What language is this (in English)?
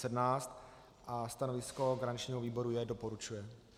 Czech